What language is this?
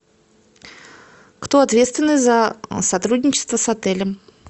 Russian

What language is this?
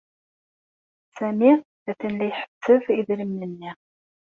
Kabyle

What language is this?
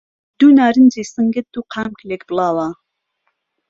Central Kurdish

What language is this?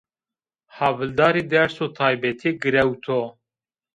Zaza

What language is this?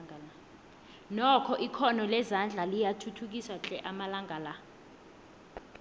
South Ndebele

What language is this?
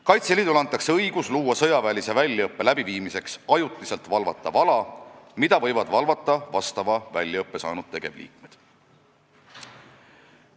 Estonian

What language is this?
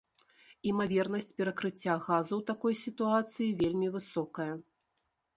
Belarusian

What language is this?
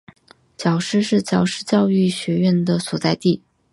Chinese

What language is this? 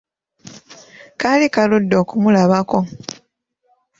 Ganda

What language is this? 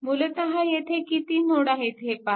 Marathi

